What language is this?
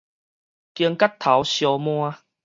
Min Nan Chinese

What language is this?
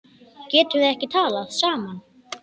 Icelandic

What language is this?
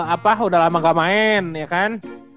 Indonesian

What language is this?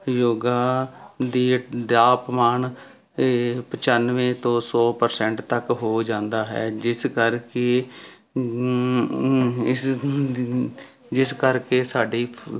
Punjabi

